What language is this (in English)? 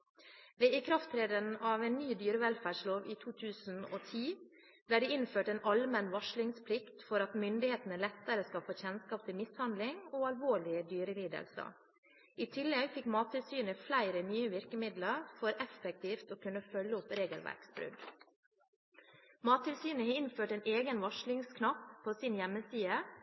Norwegian Bokmål